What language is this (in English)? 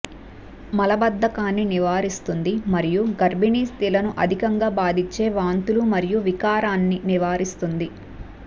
Telugu